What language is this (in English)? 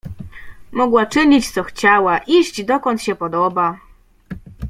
Polish